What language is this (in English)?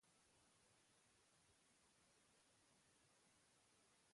Basque